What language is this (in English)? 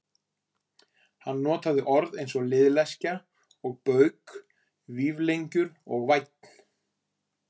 Icelandic